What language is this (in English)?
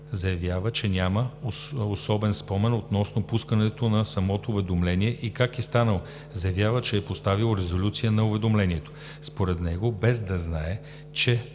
Bulgarian